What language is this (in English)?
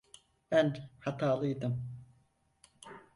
Turkish